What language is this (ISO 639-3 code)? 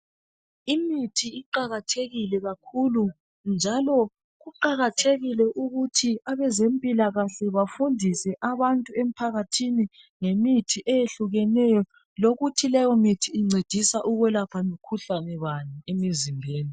nde